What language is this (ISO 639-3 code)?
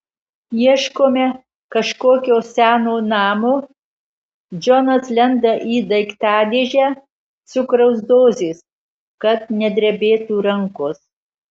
lit